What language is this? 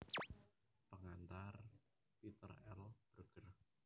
Javanese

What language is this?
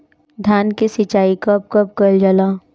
Bhojpuri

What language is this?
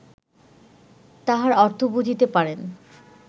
Bangla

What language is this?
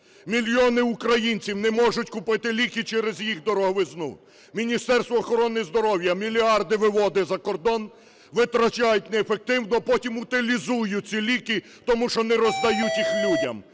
Ukrainian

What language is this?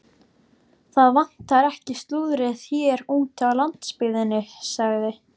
Icelandic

